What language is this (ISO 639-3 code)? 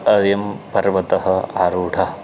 san